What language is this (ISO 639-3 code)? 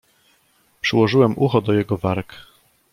pol